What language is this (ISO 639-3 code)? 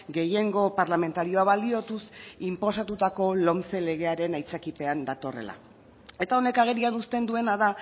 eus